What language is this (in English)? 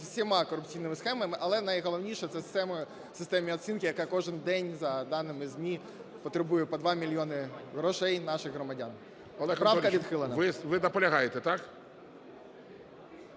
Ukrainian